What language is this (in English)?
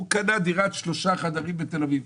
Hebrew